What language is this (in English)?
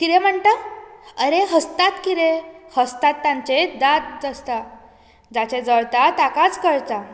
Konkani